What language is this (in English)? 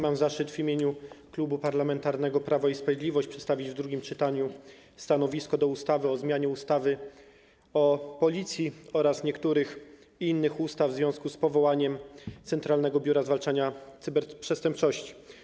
Polish